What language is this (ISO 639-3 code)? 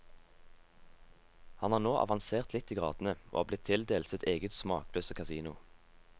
nor